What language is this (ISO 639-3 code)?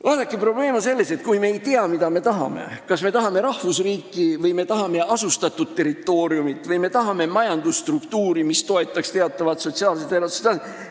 est